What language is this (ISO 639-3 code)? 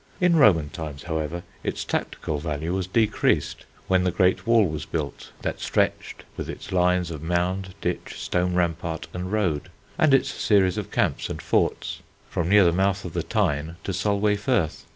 eng